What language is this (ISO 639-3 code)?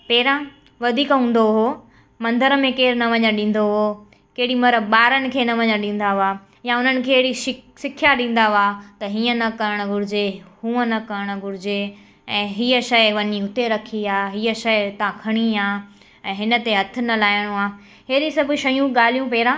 snd